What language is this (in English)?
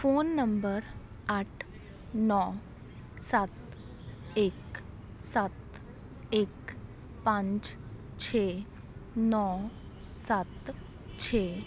Punjabi